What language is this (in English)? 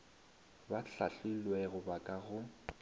Northern Sotho